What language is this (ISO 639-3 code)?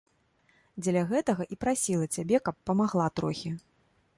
bel